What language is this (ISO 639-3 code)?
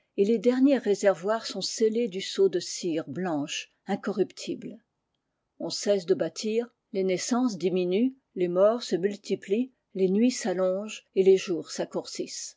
fra